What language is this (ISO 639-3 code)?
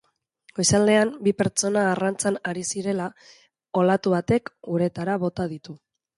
eus